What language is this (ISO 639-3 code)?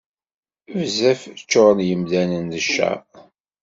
kab